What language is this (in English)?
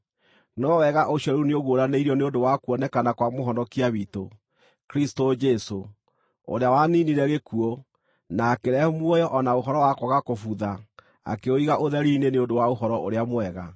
Kikuyu